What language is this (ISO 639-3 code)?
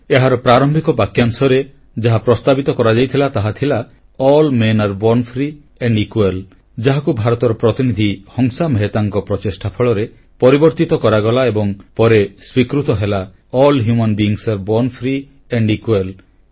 ori